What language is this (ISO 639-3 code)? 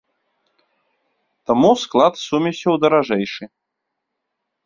bel